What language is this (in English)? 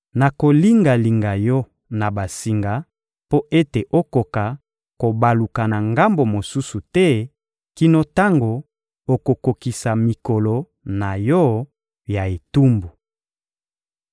Lingala